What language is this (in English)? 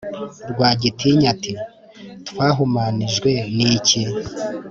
Kinyarwanda